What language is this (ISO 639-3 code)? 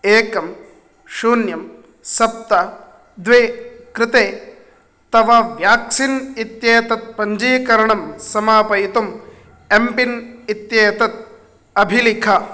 san